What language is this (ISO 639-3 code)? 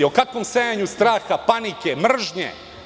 srp